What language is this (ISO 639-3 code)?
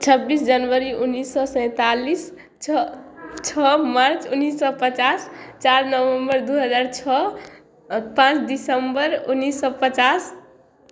mai